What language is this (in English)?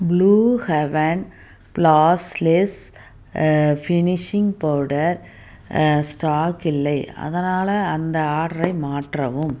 Tamil